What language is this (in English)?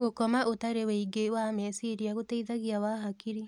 Kikuyu